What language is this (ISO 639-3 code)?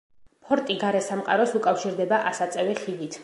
kat